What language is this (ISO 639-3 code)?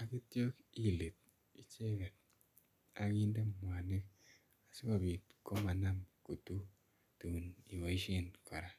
kln